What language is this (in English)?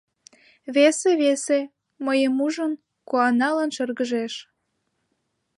Mari